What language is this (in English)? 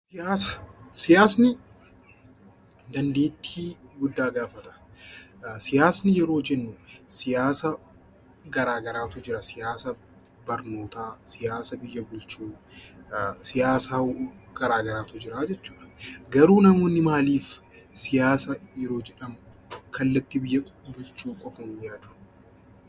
Oromo